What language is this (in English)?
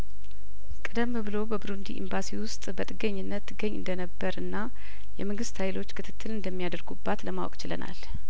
Amharic